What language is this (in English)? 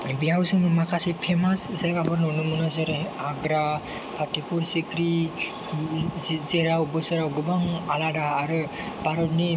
Bodo